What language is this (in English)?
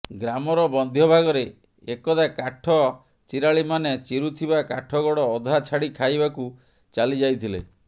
Odia